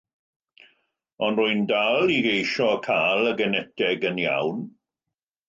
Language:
Welsh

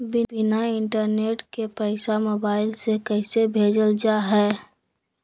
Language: Magahi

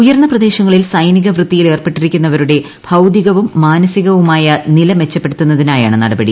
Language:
Malayalam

